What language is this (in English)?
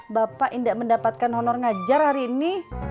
Indonesian